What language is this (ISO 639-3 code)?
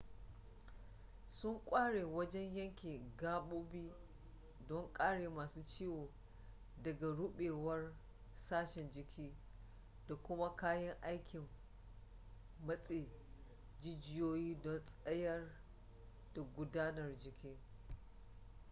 hau